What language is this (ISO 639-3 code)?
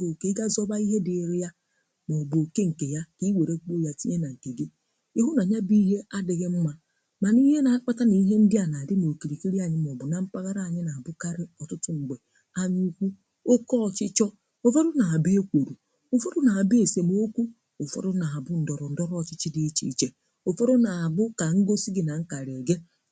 ibo